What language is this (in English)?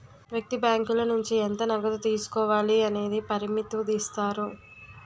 Telugu